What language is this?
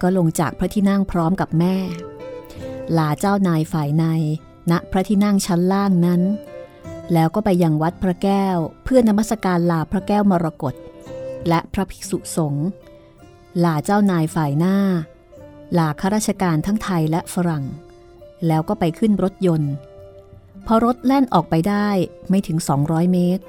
Thai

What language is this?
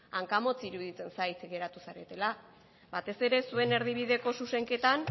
Basque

